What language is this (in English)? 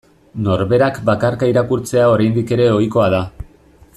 Basque